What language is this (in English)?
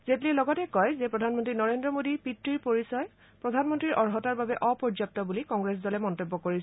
Assamese